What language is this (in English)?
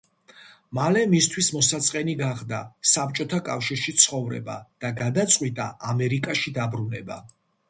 Georgian